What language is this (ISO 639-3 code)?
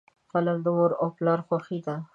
pus